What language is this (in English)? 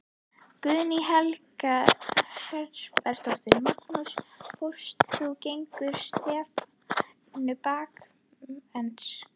Icelandic